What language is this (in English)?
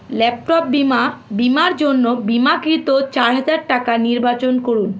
Bangla